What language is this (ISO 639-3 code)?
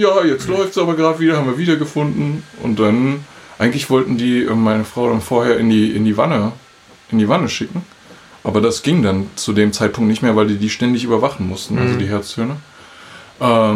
deu